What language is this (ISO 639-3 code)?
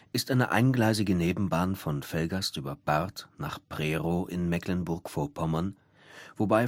deu